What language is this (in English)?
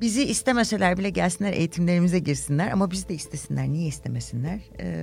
Turkish